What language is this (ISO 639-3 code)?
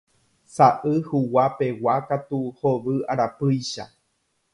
grn